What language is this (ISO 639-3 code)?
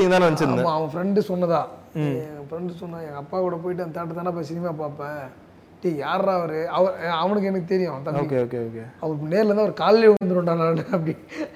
tam